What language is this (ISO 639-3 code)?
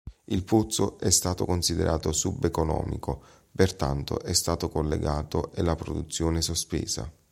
ita